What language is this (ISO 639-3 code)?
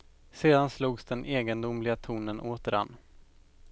swe